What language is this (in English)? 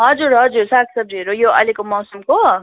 Nepali